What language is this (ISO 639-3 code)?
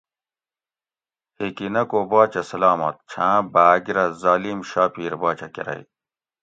gwc